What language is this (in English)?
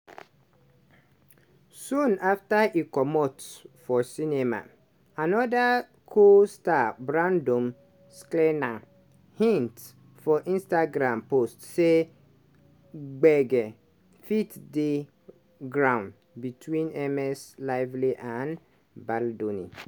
Nigerian Pidgin